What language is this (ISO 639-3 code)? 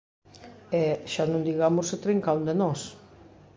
glg